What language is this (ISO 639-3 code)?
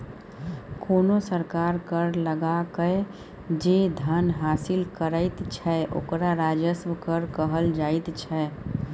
mai